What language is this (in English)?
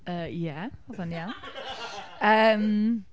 Welsh